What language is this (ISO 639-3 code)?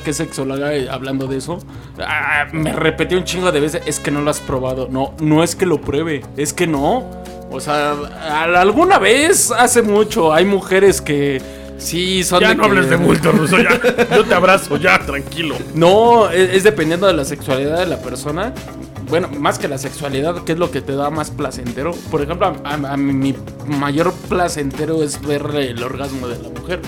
spa